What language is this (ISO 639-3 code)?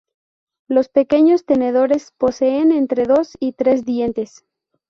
spa